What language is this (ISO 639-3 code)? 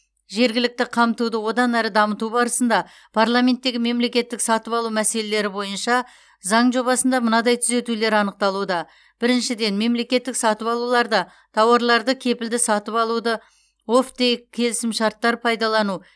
kaz